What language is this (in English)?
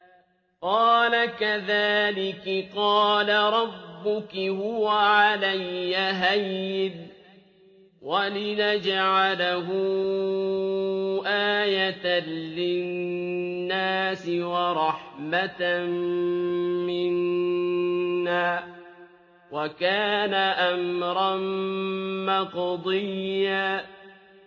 Arabic